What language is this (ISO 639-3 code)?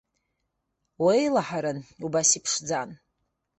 abk